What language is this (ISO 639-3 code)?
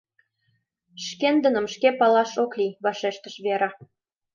chm